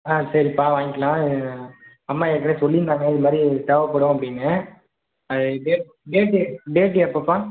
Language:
Tamil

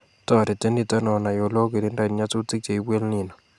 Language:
Kalenjin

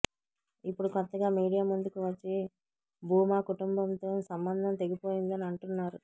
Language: Telugu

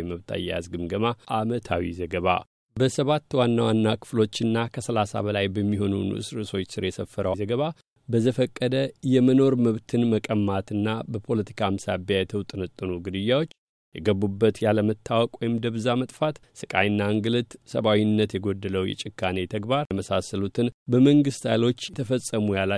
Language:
Amharic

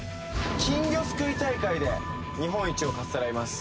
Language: Japanese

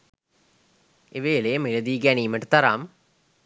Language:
Sinhala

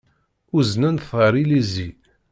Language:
Kabyle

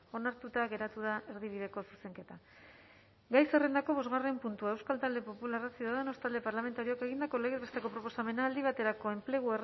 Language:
Basque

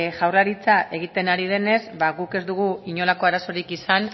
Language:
Basque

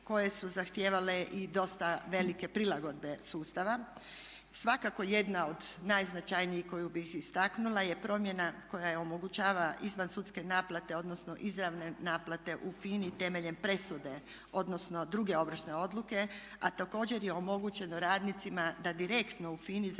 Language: Croatian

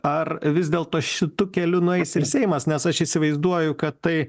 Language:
Lithuanian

